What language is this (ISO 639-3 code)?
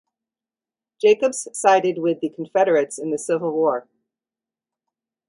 eng